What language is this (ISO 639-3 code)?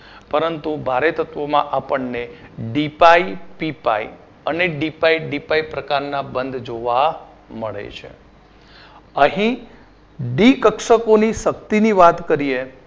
guj